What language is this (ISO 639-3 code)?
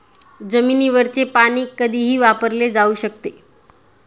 mar